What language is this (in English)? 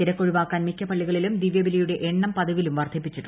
Malayalam